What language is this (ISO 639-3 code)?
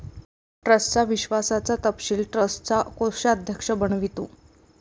mar